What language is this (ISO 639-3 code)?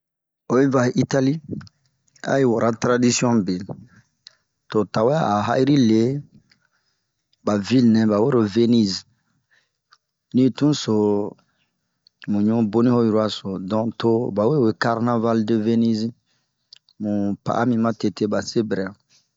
bmq